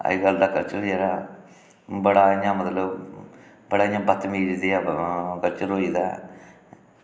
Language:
Dogri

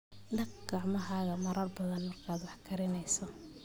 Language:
Somali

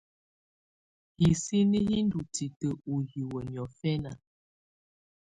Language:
Tunen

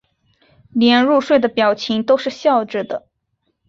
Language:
Chinese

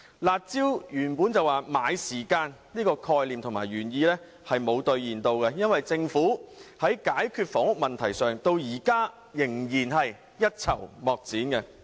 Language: Cantonese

